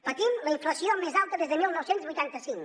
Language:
Catalan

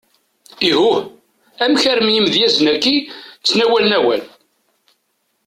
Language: Kabyle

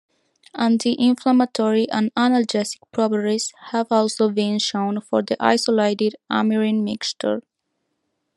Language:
English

